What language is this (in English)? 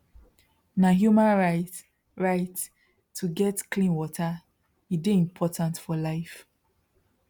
Nigerian Pidgin